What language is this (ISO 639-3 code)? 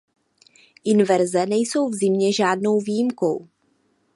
ces